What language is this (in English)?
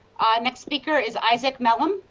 English